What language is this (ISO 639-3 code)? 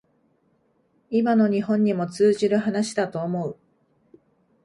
jpn